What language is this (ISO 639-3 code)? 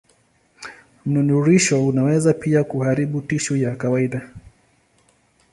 swa